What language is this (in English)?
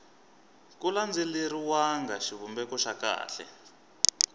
Tsonga